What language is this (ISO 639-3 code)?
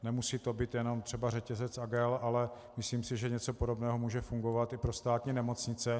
ces